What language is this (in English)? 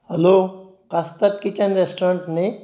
Konkani